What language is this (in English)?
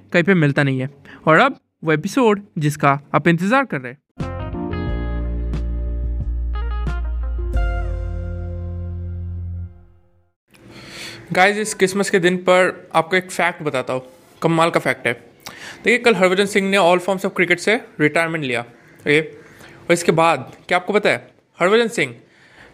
Hindi